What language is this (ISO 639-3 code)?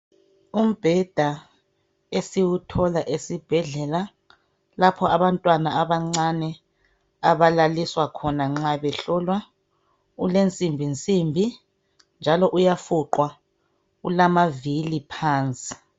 nde